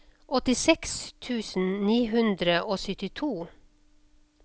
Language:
Norwegian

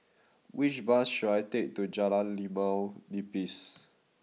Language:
English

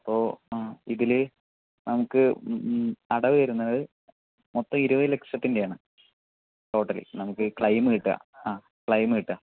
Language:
Malayalam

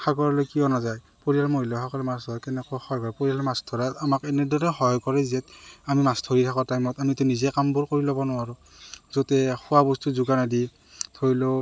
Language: Assamese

